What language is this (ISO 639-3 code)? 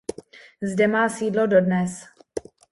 ces